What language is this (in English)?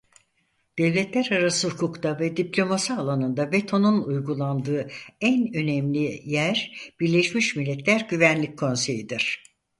Turkish